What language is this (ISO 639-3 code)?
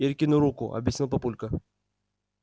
rus